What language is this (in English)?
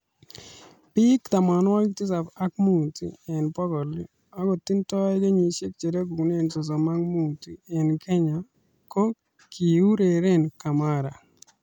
Kalenjin